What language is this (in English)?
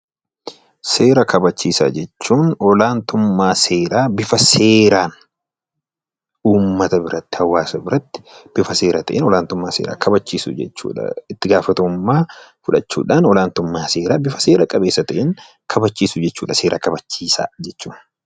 Oromo